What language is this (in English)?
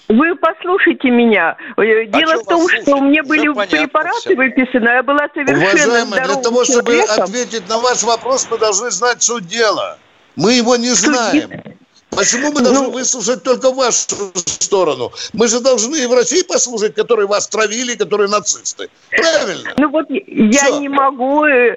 Russian